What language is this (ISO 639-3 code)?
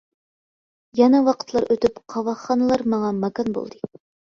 uig